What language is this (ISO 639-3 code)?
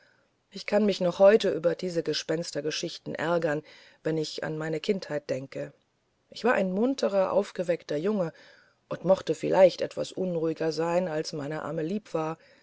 deu